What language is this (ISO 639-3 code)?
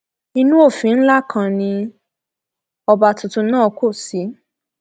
yor